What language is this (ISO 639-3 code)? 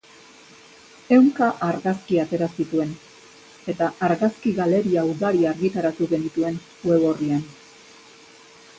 eus